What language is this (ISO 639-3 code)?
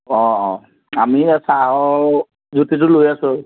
asm